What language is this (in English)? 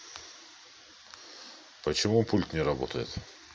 Russian